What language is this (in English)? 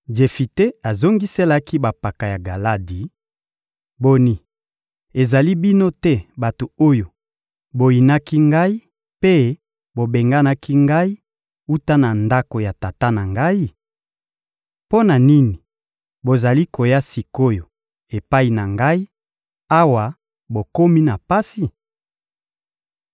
Lingala